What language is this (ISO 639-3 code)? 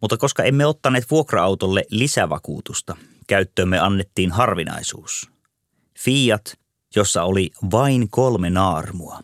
fin